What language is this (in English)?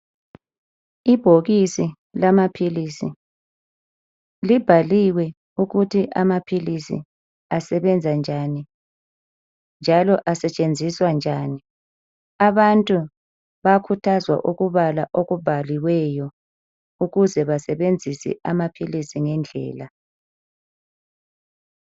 North Ndebele